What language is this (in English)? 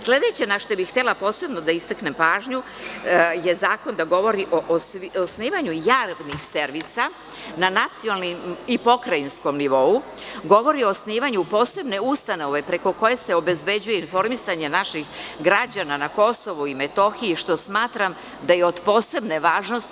Serbian